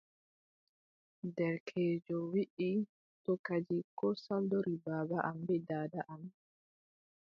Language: Adamawa Fulfulde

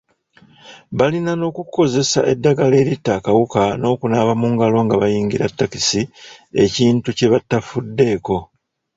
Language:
Ganda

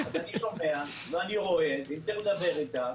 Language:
Hebrew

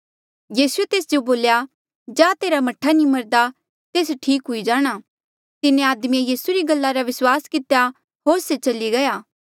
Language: Mandeali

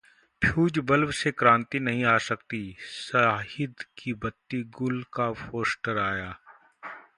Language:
Hindi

